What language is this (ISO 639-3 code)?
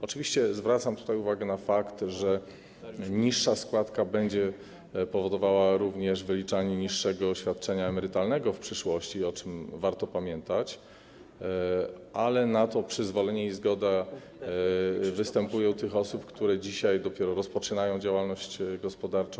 pol